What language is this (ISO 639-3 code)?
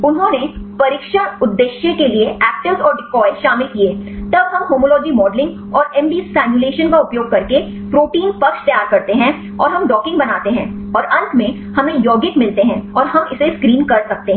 hin